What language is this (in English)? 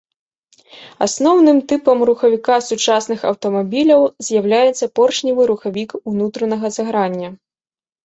Belarusian